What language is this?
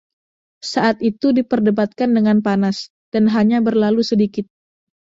Indonesian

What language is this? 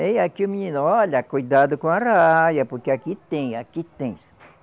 Portuguese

